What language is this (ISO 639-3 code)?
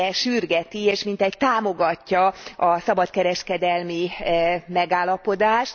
hun